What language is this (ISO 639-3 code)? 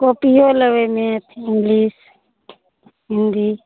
mai